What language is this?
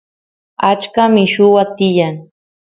Santiago del Estero Quichua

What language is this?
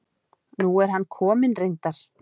Icelandic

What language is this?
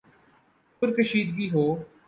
Urdu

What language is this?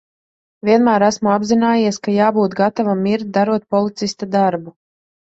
Latvian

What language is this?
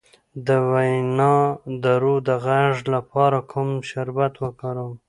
Pashto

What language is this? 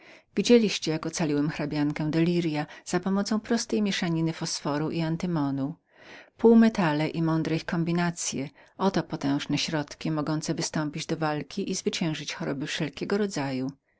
Polish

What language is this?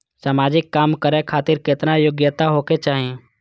Maithili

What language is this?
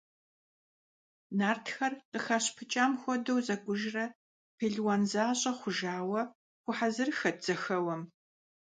Kabardian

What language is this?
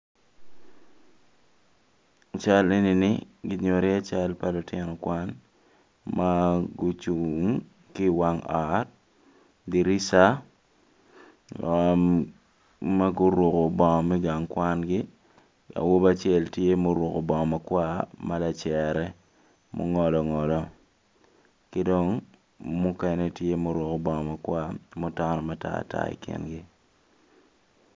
Acoli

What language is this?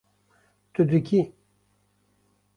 Kurdish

